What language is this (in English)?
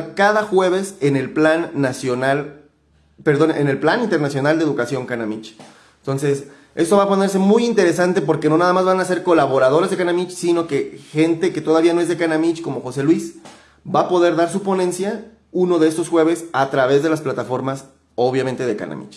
Spanish